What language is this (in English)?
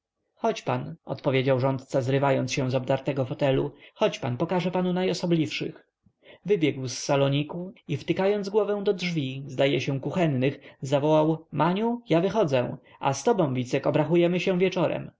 Polish